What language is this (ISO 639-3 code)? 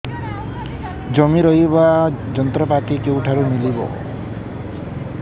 ori